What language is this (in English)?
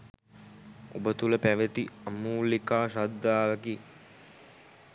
Sinhala